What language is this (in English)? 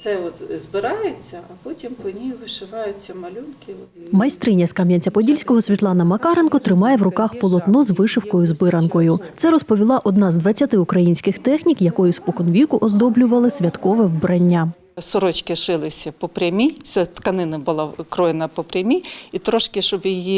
Ukrainian